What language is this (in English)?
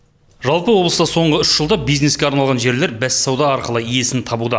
Kazakh